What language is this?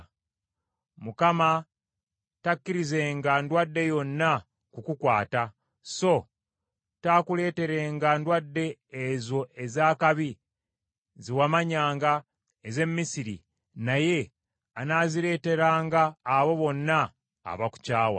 Ganda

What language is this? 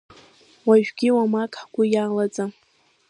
Abkhazian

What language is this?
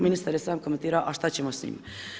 Croatian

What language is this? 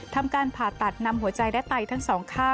Thai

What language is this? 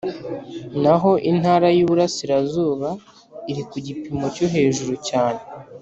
Kinyarwanda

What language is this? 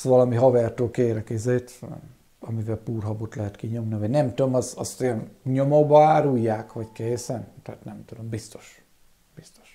Hungarian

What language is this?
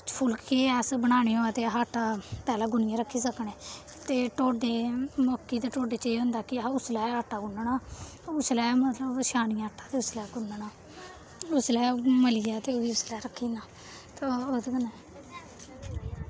Dogri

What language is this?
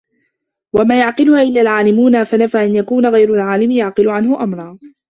Arabic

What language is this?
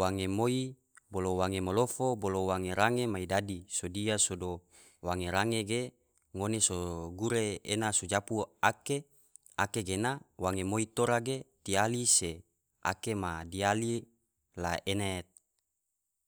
Tidore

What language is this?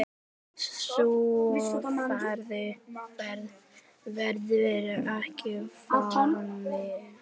Icelandic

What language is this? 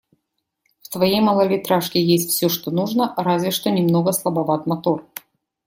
Russian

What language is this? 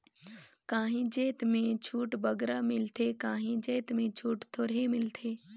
Chhattisgarhi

